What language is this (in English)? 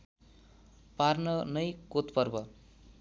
Nepali